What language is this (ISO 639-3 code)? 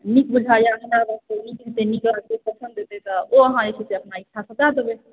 mai